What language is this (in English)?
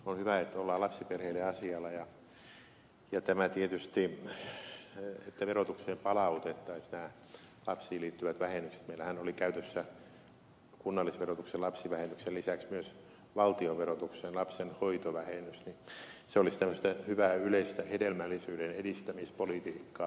Finnish